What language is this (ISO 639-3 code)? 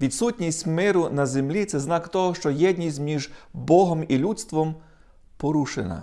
ukr